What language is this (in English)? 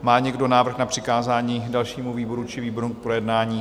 Czech